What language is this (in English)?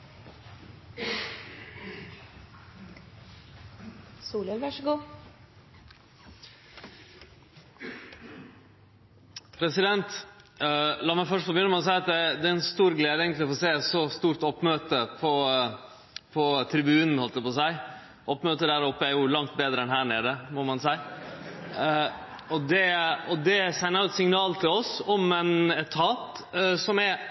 Norwegian Nynorsk